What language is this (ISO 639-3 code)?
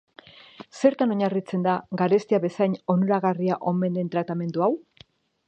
eus